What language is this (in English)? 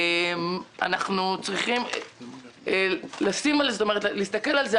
Hebrew